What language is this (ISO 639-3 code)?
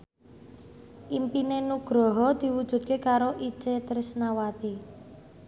jav